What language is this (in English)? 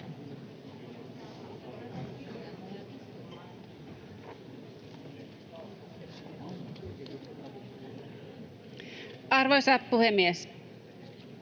Finnish